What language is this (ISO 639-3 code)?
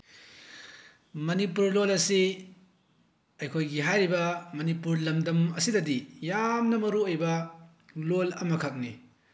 mni